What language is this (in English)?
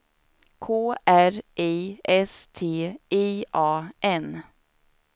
Swedish